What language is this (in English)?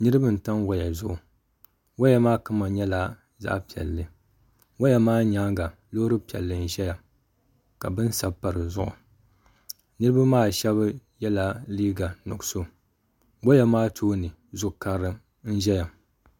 Dagbani